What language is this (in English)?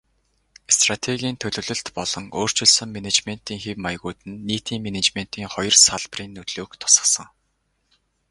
Mongolian